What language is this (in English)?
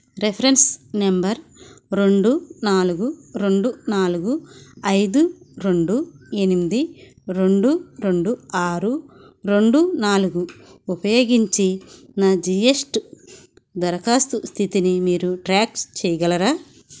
Telugu